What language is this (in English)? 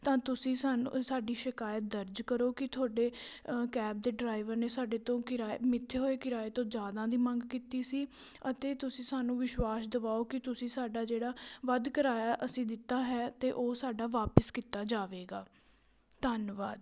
Punjabi